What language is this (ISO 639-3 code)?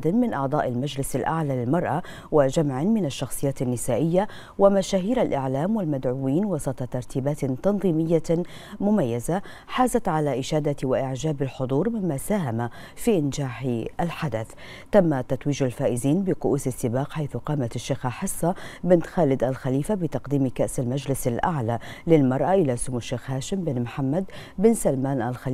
ara